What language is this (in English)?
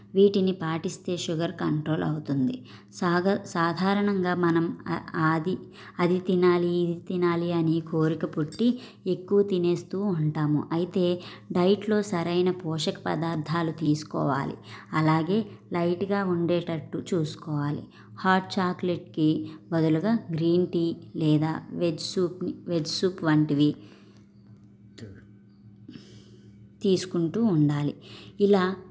Telugu